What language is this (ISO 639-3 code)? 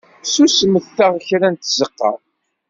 kab